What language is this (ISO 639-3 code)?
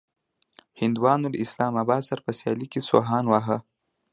pus